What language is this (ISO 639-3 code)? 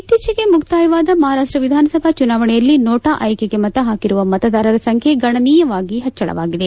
kan